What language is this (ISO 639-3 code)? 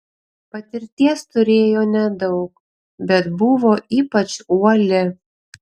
lit